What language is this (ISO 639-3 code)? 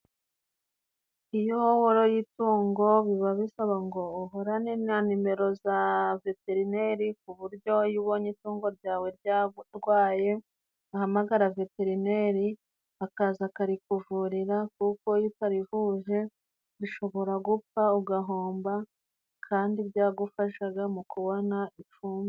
kin